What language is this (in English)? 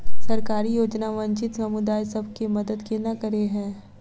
Maithili